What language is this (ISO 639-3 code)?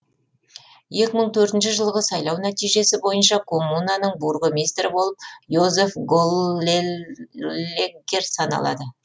kaz